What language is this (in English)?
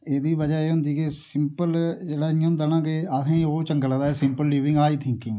Dogri